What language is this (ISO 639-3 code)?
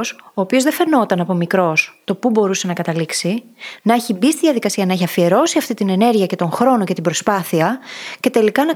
ell